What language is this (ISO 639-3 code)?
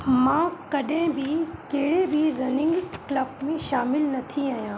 snd